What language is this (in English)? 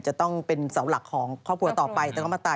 Thai